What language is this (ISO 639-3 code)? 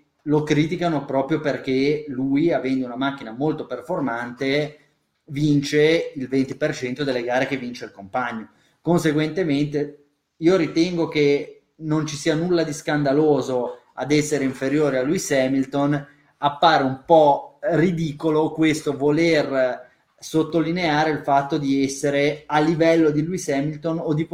ita